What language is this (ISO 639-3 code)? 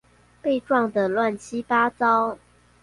zho